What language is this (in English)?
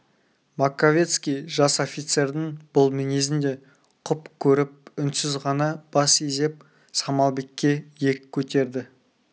Kazakh